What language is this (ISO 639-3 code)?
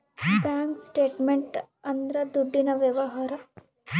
kan